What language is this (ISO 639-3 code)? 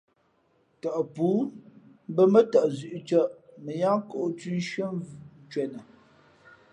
fmp